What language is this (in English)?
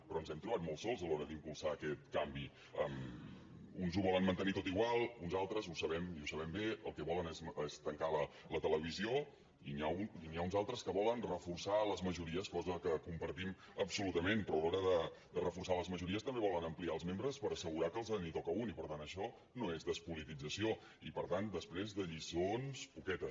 Catalan